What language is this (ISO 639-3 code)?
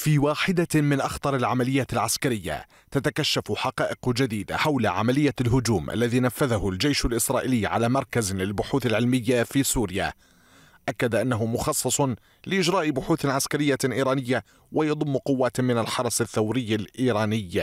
ara